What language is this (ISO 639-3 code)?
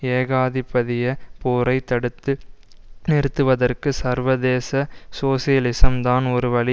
tam